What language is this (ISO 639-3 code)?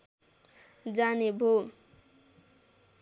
nep